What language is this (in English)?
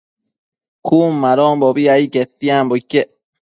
Matsés